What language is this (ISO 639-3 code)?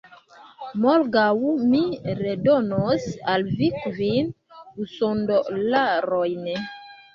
epo